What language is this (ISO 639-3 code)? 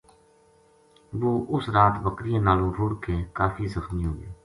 gju